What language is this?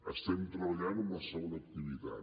Catalan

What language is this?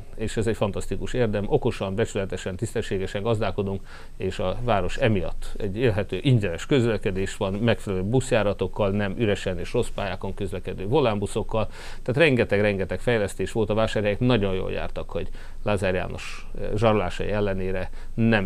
Hungarian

